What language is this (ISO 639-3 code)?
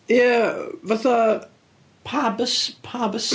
cym